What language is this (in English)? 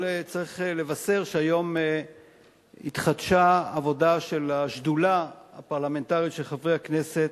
Hebrew